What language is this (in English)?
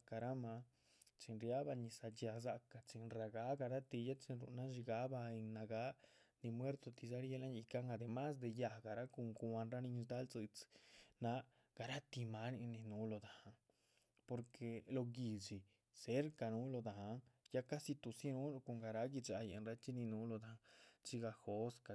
Chichicapan Zapotec